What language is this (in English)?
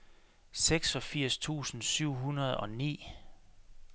Danish